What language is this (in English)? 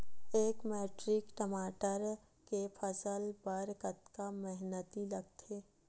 Chhattisgarhi